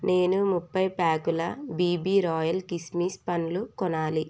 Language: Telugu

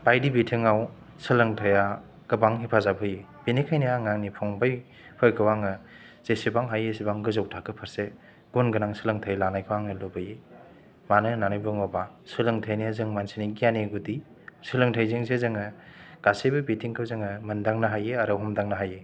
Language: Bodo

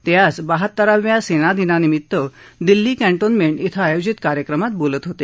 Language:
Marathi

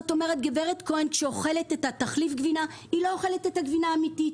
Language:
Hebrew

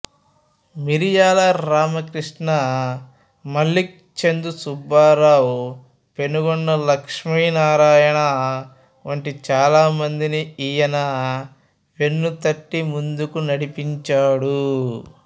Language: Telugu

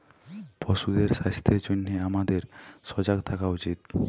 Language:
Bangla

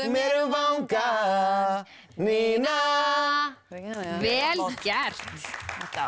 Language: Icelandic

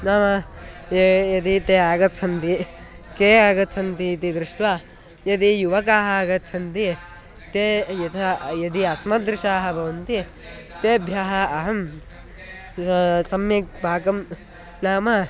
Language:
Sanskrit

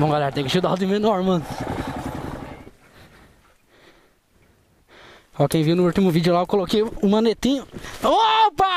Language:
Portuguese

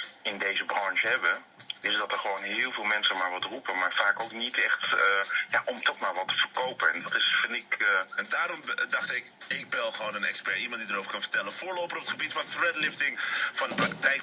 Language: Dutch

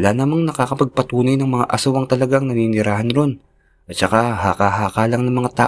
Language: Filipino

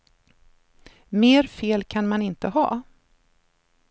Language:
Swedish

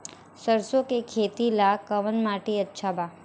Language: Bhojpuri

